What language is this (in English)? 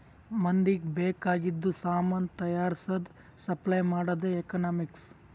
Kannada